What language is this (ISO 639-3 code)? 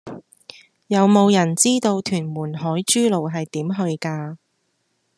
yue